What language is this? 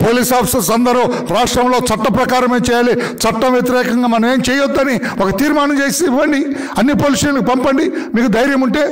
Telugu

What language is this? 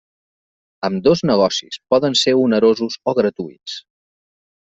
Catalan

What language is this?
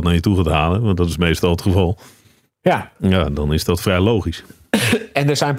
Dutch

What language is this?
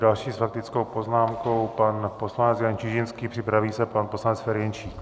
Czech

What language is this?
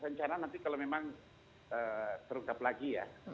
Indonesian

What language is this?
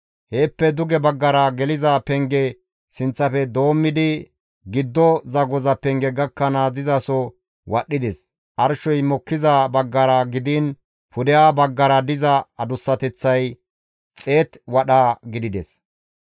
Gamo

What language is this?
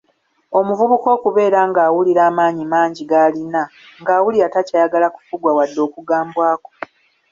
Ganda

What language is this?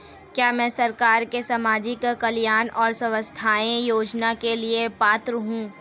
Hindi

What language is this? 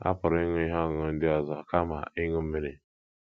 Igbo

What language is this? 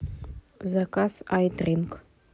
Russian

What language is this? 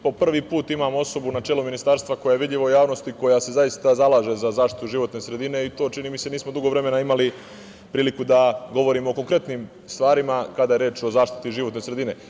Serbian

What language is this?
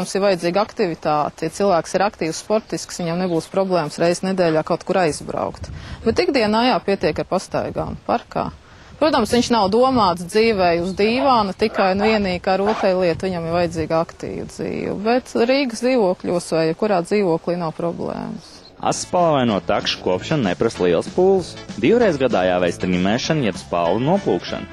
Latvian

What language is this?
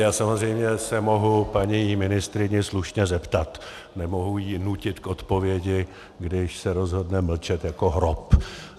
Czech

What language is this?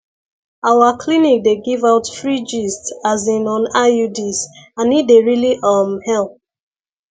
Nigerian Pidgin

